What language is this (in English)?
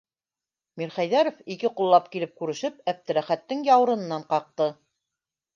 Bashkir